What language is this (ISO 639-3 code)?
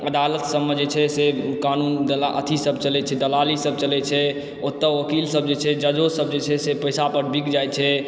mai